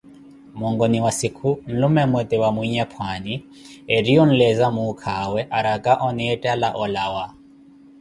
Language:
Koti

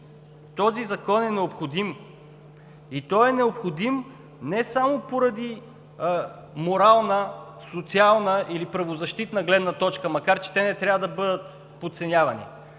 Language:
Bulgarian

